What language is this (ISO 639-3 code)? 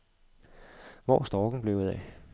dan